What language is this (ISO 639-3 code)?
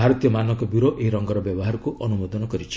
ori